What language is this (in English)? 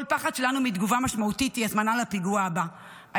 Hebrew